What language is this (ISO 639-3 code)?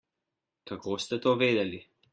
slv